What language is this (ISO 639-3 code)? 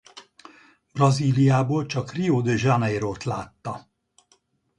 hun